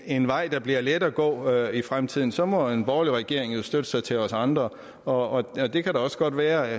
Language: Danish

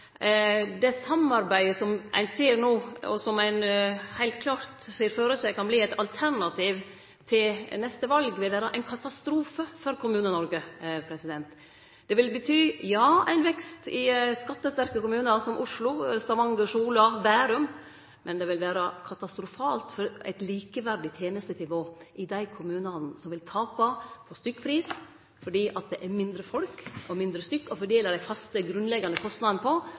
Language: Norwegian Nynorsk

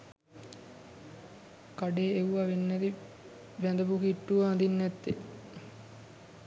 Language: Sinhala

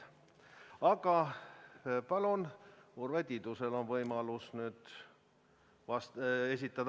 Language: Estonian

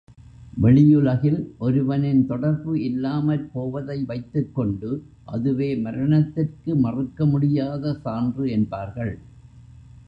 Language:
Tamil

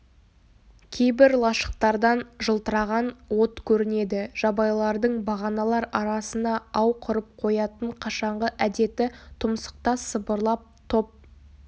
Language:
Kazakh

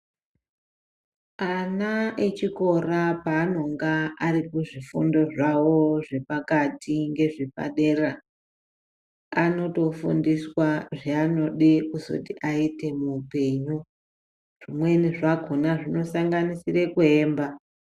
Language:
Ndau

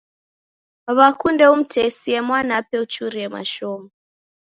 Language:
Taita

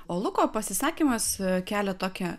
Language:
Lithuanian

